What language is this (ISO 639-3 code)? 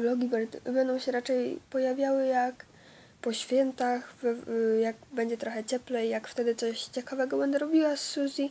pol